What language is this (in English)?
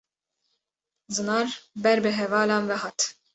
Kurdish